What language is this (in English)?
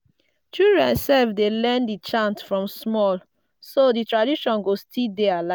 Nigerian Pidgin